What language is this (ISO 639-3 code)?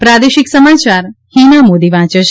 guj